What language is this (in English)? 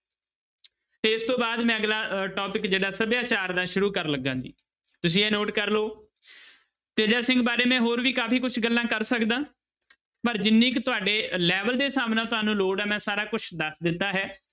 Punjabi